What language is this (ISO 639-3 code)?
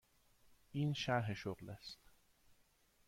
fas